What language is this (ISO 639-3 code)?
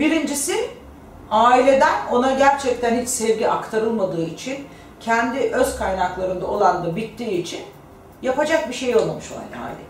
tur